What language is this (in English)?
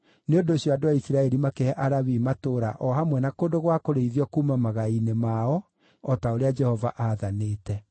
Kikuyu